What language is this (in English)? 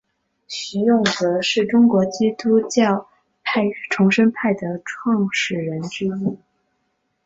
Chinese